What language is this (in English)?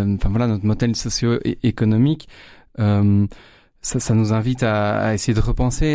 French